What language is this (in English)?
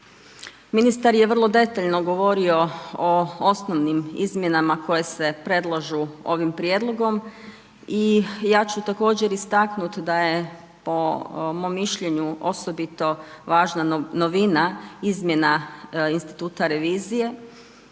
Croatian